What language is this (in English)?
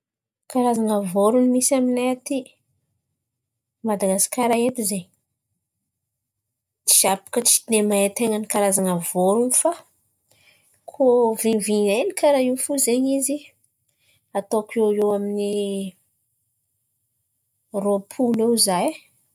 Antankarana Malagasy